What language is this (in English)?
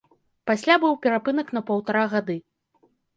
Belarusian